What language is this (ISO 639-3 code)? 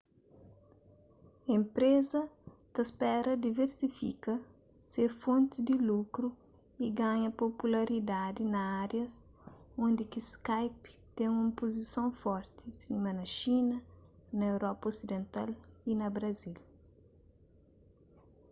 kea